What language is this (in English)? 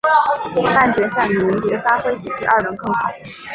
Chinese